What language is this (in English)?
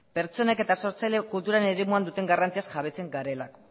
Basque